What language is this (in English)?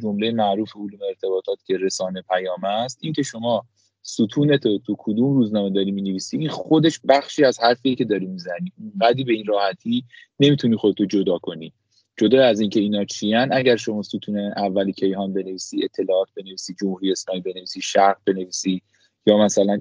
Persian